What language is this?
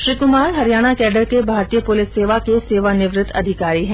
Hindi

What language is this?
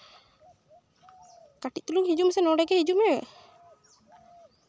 Santali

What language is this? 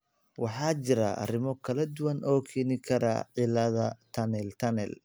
Somali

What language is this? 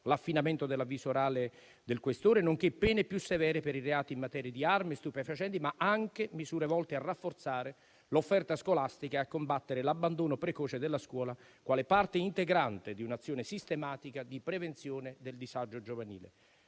Italian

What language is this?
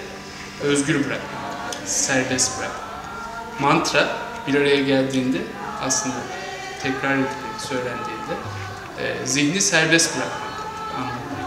Turkish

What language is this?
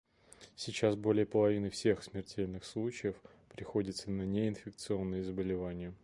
Russian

